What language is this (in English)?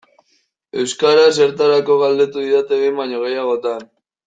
Basque